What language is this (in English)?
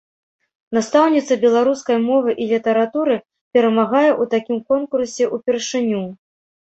Belarusian